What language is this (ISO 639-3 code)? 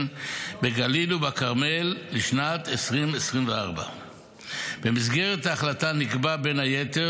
heb